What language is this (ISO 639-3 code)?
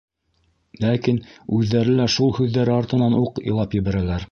bak